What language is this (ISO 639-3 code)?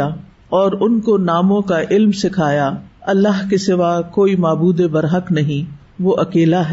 urd